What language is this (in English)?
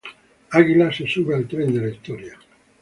Spanish